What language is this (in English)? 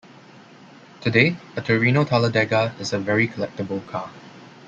English